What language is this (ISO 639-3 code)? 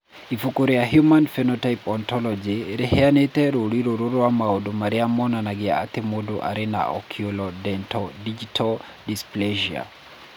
kik